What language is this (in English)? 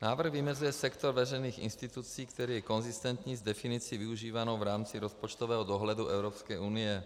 Czech